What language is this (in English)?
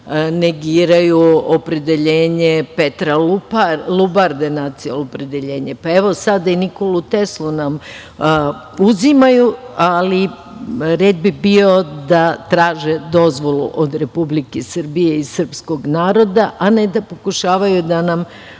Serbian